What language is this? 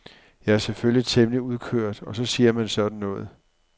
Danish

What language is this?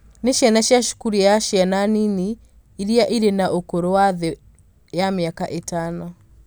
Kikuyu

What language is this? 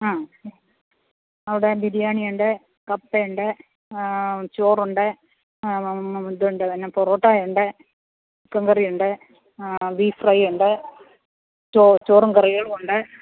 Malayalam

